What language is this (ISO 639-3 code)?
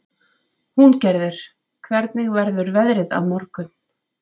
isl